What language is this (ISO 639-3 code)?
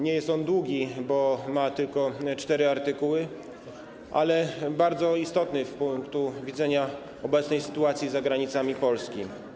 pol